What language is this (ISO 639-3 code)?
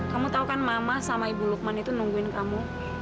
ind